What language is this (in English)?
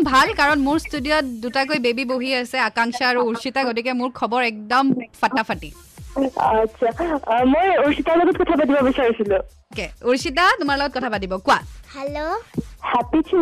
Hindi